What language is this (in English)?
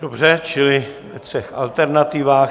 Czech